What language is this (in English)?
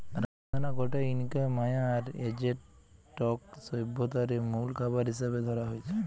Bangla